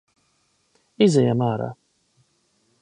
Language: Latvian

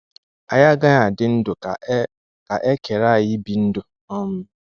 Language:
Igbo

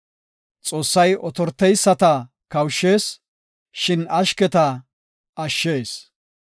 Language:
Gofa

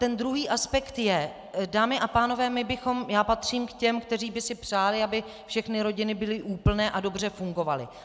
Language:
Czech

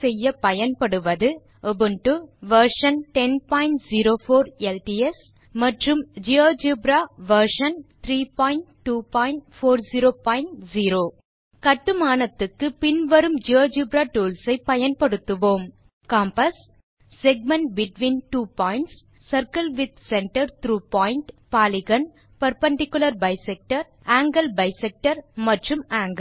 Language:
Tamil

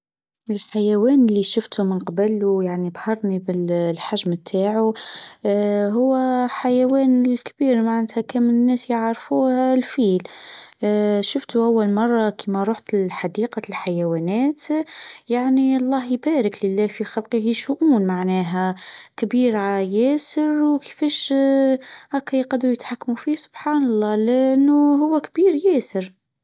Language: Tunisian Arabic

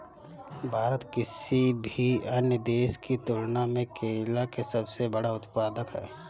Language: Bhojpuri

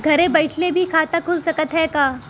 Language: Bhojpuri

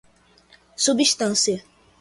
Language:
Portuguese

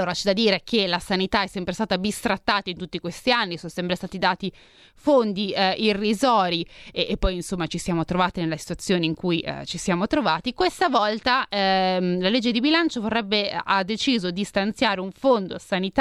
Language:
Italian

